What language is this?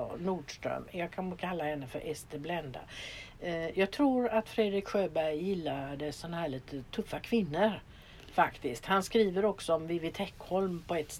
Swedish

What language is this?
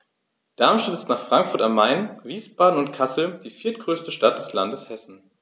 German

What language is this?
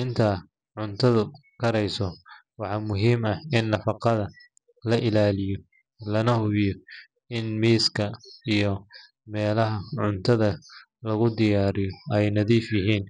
Somali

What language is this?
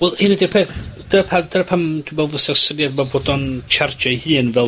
Welsh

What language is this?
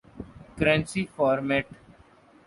Urdu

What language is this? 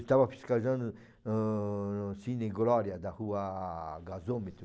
Portuguese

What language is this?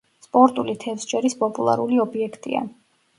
Georgian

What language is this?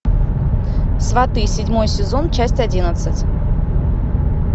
Russian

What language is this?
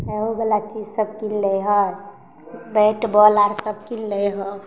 Maithili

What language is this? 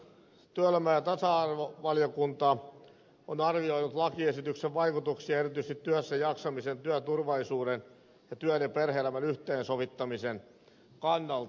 Finnish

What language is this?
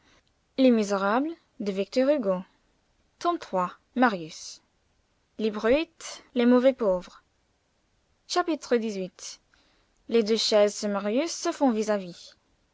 French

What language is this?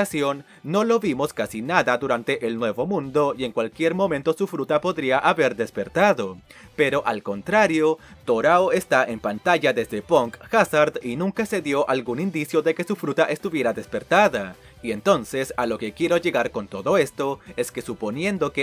Spanish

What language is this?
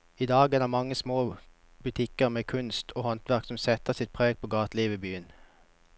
Norwegian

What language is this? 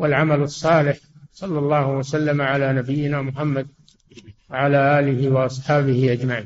Arabic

